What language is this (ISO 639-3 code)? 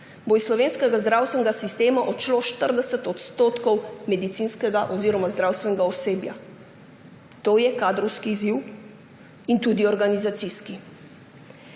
slv